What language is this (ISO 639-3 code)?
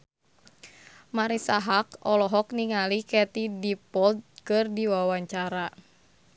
sun